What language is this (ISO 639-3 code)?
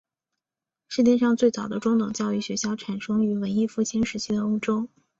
zho